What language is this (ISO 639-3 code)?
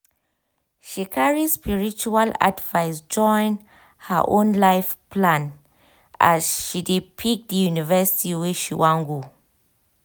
pcm